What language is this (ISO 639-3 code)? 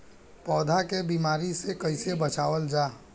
bho